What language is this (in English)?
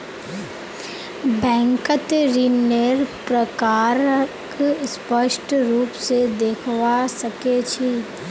Magahi